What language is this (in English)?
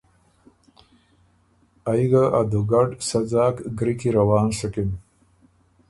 Ormuri